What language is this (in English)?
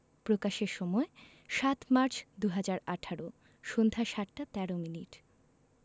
Bangla